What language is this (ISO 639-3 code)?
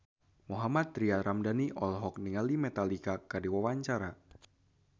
sun